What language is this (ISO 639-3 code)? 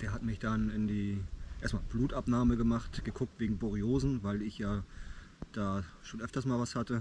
deu